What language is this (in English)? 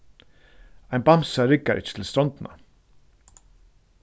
Faroese